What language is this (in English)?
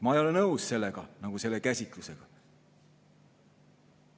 Estonian